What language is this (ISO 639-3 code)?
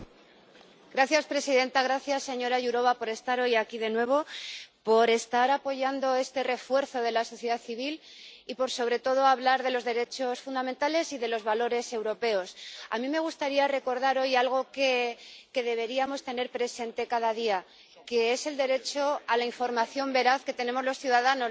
spa